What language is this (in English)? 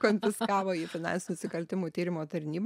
Lithuanian